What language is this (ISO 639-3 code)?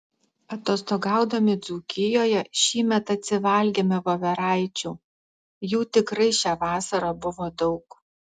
lit